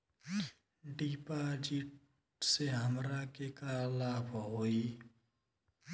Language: Bhojpuri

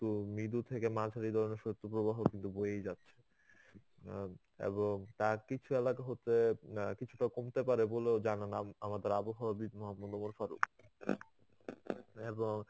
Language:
Bangla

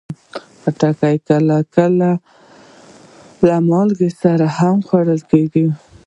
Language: Pashto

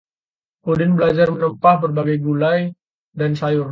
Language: Indonesian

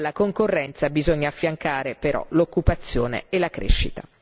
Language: Italian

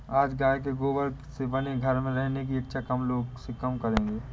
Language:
Hindi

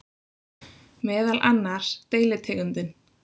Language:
Icelandic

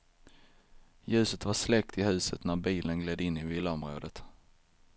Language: Swedish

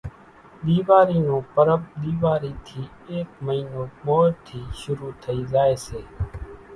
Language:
Kachi Koli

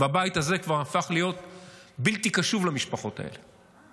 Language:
Hebrew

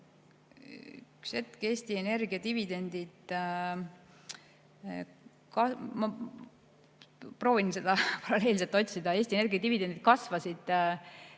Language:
Estonian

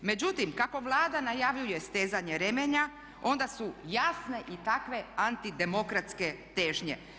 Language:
Croatian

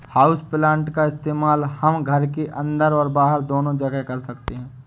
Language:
Hindi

